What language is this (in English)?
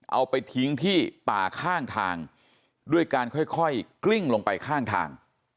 Thai